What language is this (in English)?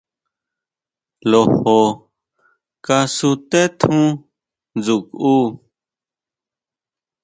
Huautla Mazatec